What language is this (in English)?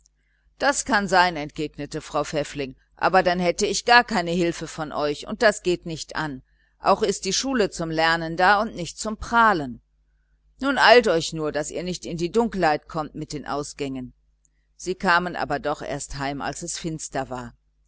German